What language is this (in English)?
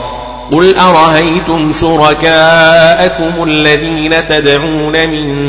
Arabic